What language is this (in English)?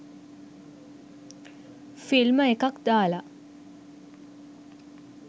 Sinhala